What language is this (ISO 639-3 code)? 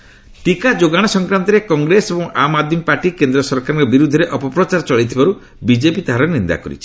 ori